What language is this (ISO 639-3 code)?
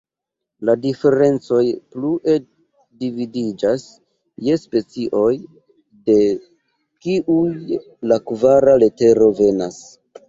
epo